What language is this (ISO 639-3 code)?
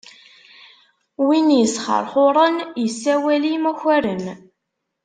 kab